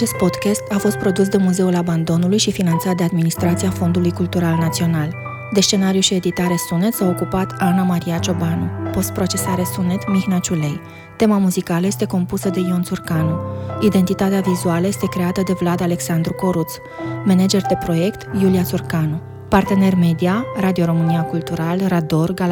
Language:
Romanian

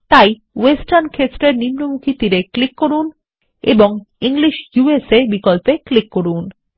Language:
Bangla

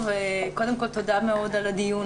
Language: Hebrew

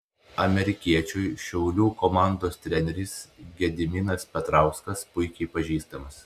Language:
Lithuanian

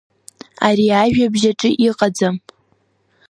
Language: Abkhazian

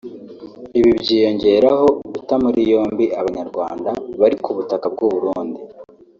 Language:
Kinyarwanda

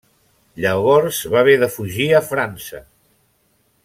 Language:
Catalan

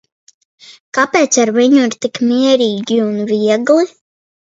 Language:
Latvian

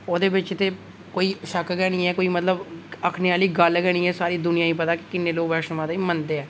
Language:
Dogri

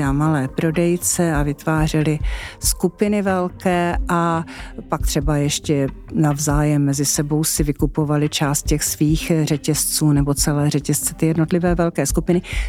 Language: Czech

